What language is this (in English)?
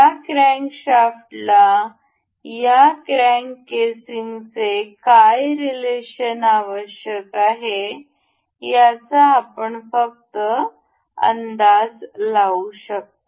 Marathi